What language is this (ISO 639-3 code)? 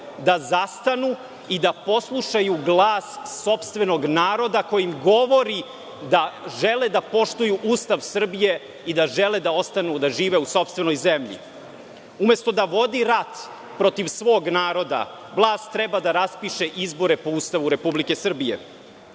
srp